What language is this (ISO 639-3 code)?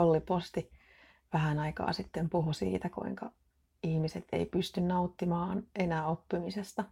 fin